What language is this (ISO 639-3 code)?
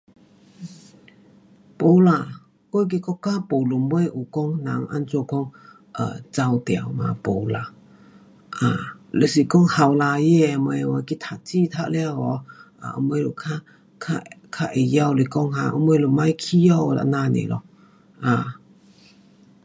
cpx